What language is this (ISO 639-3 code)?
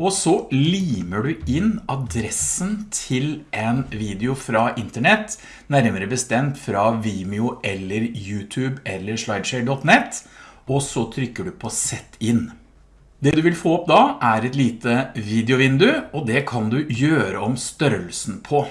nor